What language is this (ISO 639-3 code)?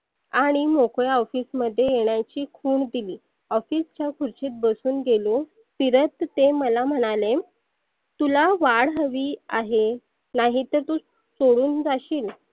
mar